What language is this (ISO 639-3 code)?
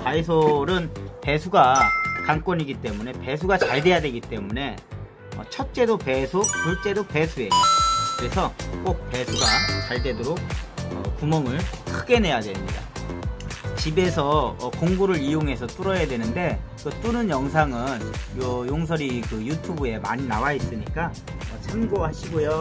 kor